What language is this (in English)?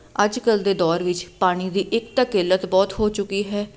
Punjabi